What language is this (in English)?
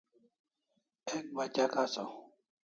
Kalasha